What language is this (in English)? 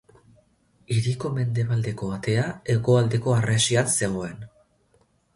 Basque